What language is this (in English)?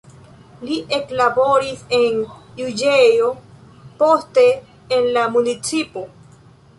Esperanto